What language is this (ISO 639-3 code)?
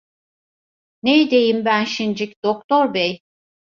tur